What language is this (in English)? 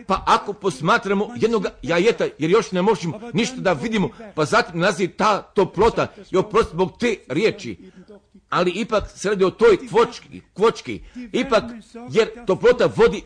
Croatian